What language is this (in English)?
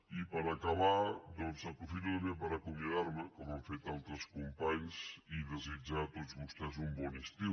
Catalan